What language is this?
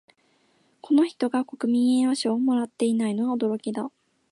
Japanese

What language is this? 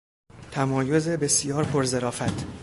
Persian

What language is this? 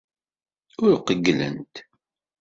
Kabyle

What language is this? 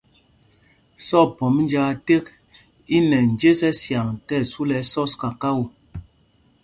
Mpumpong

